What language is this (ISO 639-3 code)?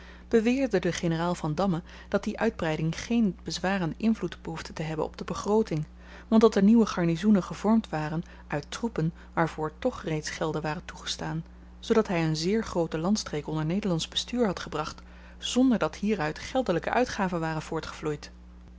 nld